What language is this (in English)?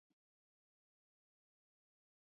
Basque